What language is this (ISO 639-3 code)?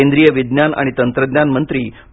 mar